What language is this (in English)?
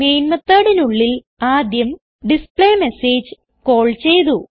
Malayalam